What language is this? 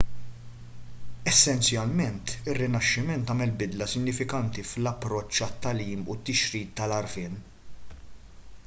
Maltese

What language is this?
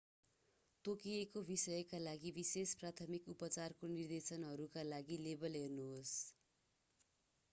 Nepali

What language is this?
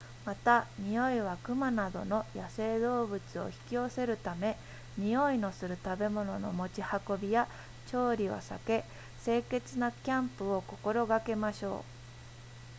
Japanese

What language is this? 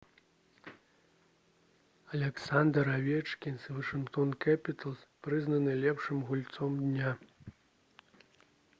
Belarusian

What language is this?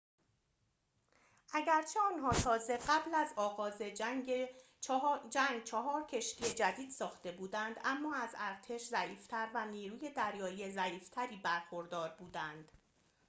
Persian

